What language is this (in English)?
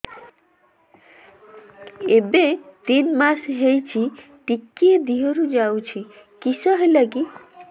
Odia